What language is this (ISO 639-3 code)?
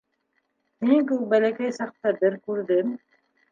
bak